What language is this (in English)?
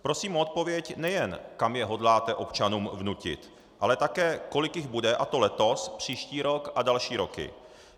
Czech